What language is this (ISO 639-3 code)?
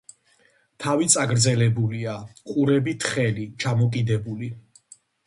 kat